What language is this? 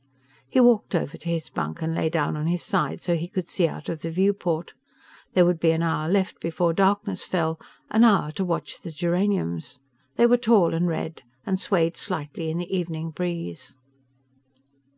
English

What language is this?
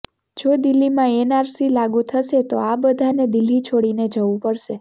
Gujarati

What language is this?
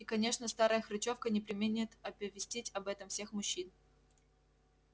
Russian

